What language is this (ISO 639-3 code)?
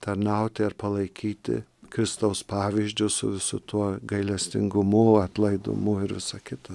lit